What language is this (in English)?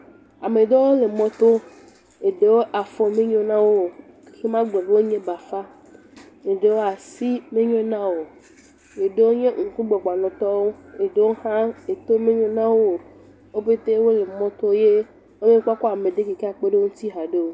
Ewe